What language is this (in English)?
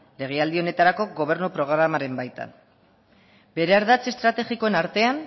Basque